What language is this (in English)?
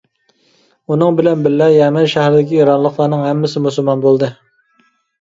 Uyghur